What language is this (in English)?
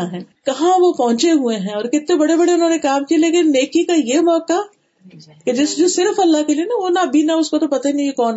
Urdu